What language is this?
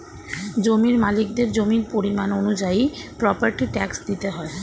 Bangla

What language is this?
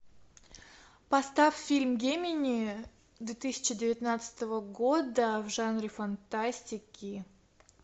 Russian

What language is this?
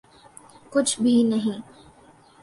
Urdu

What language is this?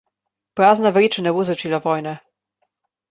Slovenian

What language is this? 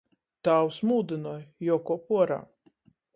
Latgalian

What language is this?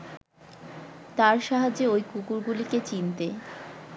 Bangla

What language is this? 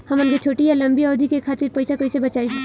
Bhojpuri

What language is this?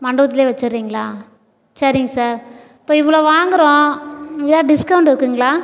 Tamil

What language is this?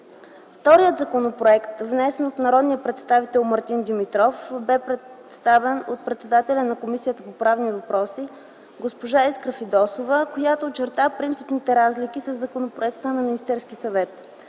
Bulgarian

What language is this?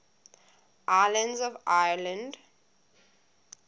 English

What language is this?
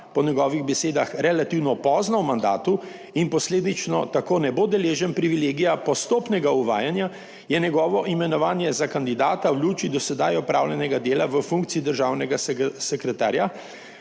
Slovenian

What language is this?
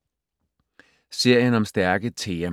Danish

